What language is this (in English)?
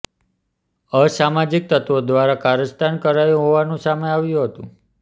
Gujarati